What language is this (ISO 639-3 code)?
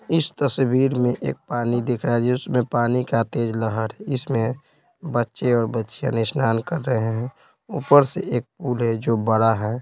hin